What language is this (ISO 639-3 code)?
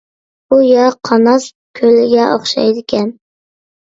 uig